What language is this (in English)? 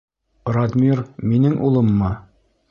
Bashkir